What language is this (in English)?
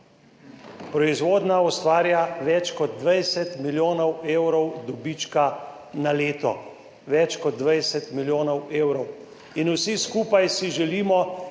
Slovenian